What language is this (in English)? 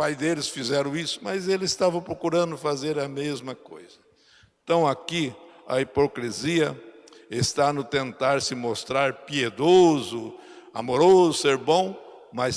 Portuguese